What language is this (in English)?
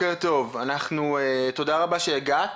Hebrew